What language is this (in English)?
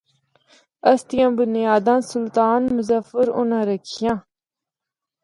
Northern Hindko